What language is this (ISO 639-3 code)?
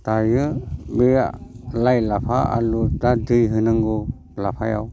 brx